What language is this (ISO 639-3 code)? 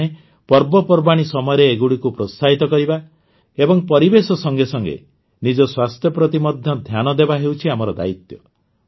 ori